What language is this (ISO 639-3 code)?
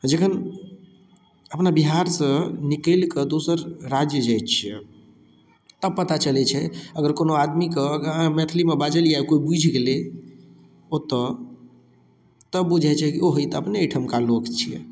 mai